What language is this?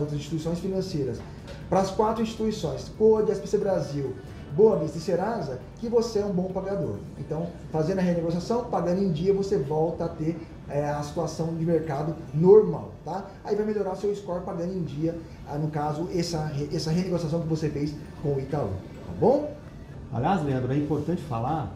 Portuguese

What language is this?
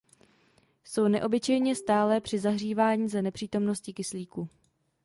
Czech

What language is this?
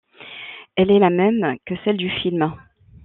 French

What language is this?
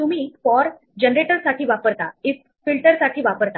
Marathi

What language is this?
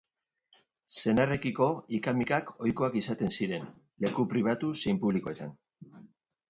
Basque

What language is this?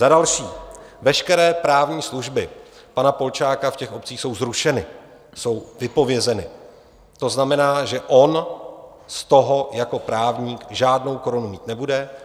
Czech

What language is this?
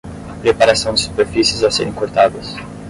Portuguese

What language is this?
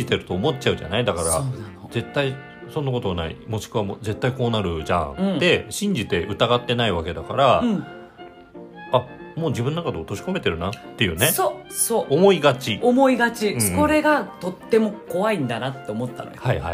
Japanese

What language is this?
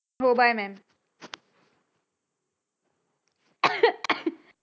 Marathi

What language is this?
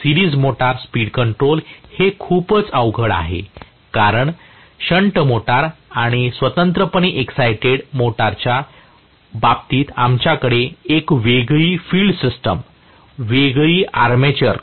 Marathi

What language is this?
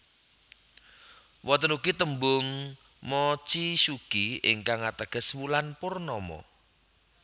Javanese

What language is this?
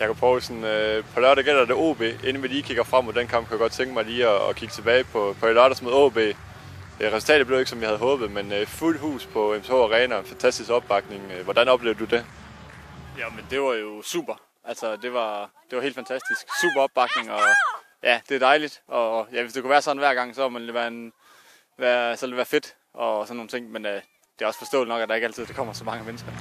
Danish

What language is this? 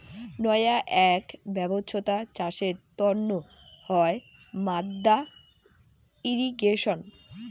Bangla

